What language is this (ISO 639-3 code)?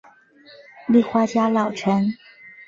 zho